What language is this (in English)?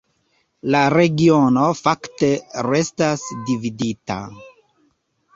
Esperanto